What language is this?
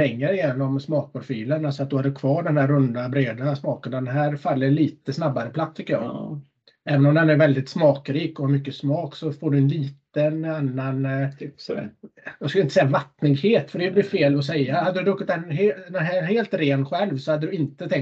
Swedish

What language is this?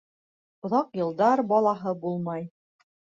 Bashkir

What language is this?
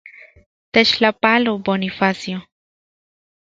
Central Puebla Nahuatl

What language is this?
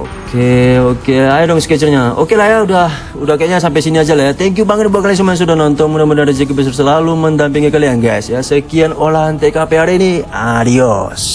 Indonesian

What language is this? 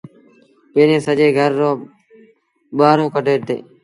Sindhi Bhil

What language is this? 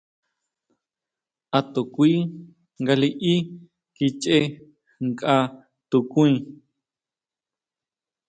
Huautla Mazatec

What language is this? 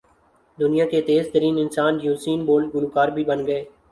Urdu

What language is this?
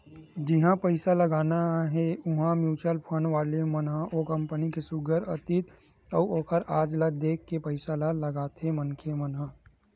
Chhattisgarhi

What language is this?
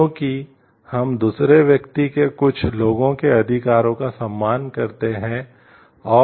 Hindi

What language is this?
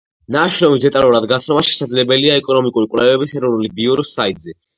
Georgian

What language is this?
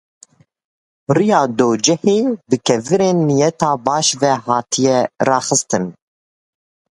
Kurdish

